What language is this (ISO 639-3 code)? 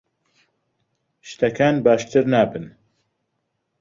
ckb